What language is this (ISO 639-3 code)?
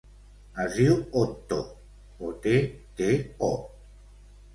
cat